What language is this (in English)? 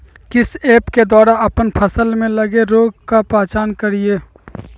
Magahi